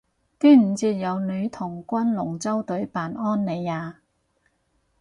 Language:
Cantonese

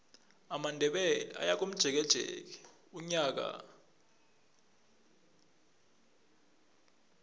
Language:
South Ndebele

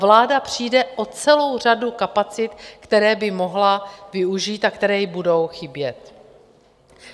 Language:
Czech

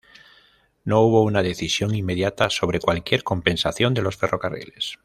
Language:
Spanish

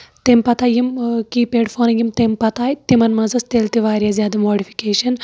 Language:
Kashmiri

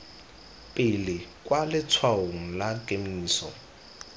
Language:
Tswana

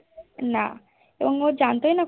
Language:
Bangla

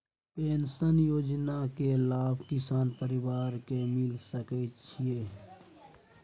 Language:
Maithili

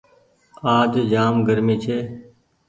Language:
Goaria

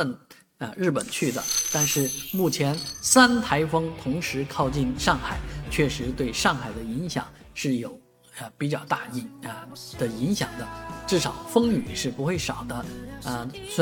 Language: Chinese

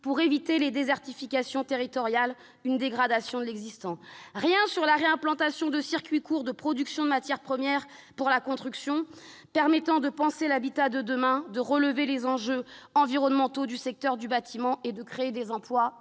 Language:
French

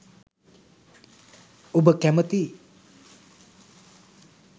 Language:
Sinhala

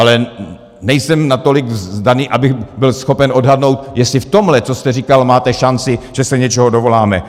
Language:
Czech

